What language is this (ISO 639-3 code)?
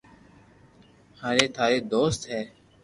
lrk